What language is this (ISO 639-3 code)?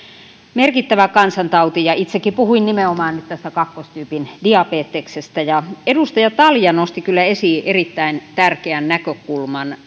fin